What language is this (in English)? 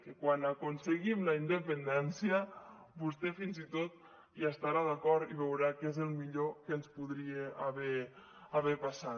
Catalan